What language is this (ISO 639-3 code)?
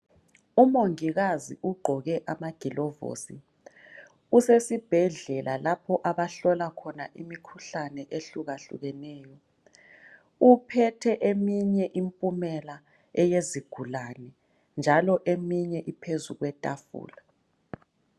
nde